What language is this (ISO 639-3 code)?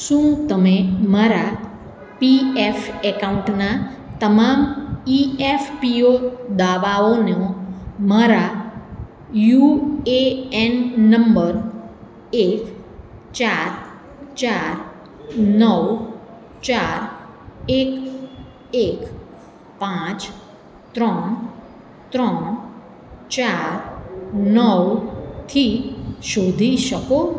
guj